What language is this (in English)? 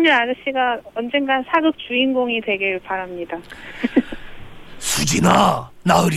Korean